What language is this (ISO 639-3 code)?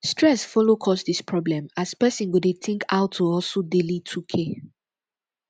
pcm